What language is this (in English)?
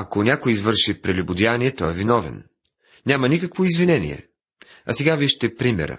Bulgarian